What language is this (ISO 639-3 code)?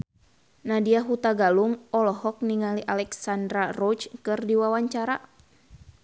sun